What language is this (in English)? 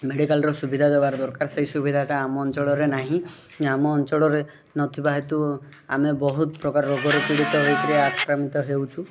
Odia